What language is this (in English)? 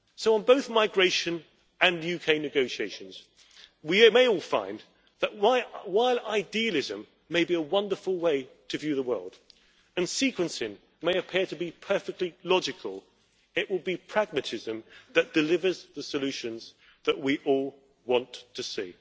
English